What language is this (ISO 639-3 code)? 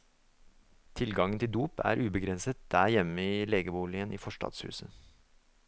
nor